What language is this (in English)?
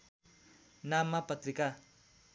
Nepali